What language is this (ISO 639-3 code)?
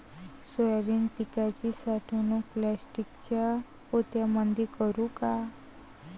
mar